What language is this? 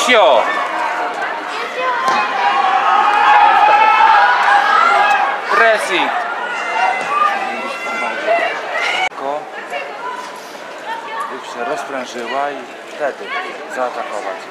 Polish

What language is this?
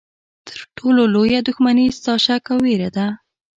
Pashto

